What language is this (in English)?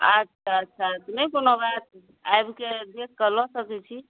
Maithili